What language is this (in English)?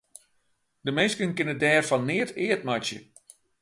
Western Frisian